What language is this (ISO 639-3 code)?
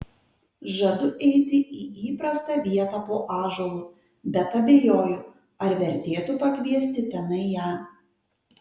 lit